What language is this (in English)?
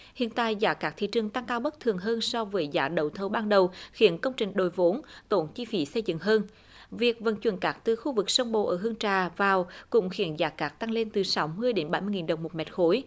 Vietnamese